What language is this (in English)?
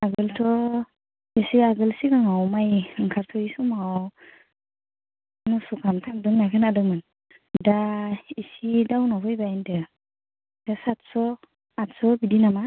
Bodo